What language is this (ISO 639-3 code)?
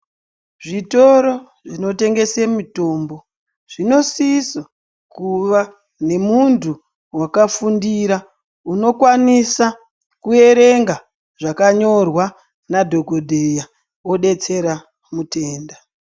ndc